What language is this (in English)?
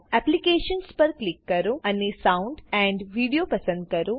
Gujarati